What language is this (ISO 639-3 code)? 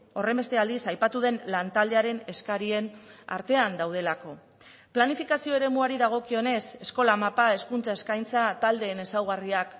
eus